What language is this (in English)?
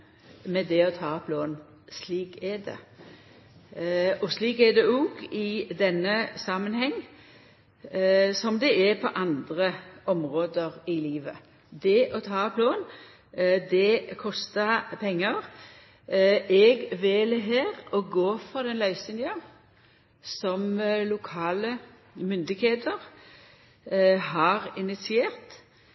Norwegian Nynorsk